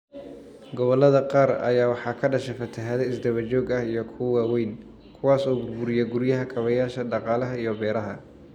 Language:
Somali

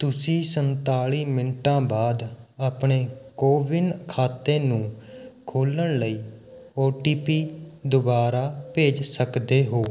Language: Punjabi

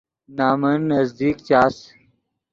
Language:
Yidgha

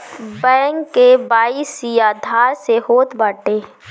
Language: Bhojpuri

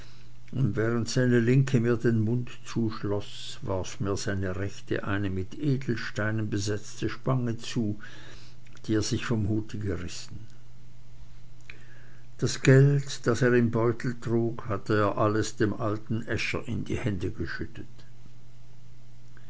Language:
German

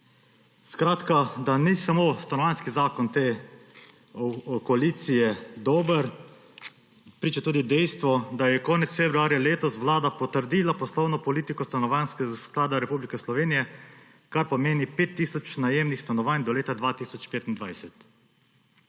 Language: Slovenian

